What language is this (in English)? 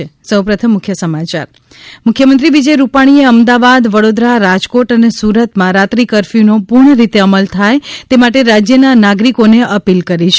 Gujarati